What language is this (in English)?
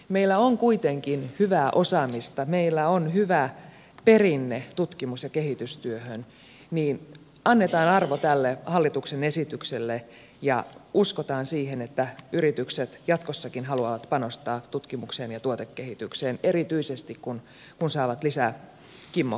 Finnish